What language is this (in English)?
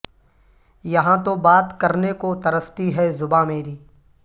Urdu